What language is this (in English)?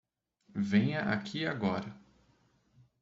Portuguese